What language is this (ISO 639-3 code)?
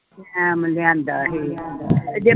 pan